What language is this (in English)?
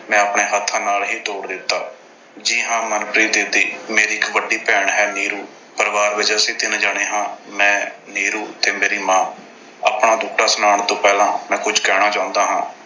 Punjabi